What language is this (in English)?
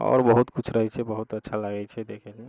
Maithili